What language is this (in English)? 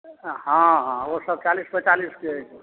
Maithili